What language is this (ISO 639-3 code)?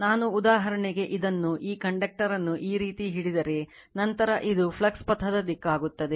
kan